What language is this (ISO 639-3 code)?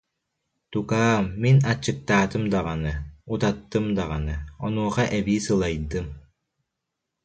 sah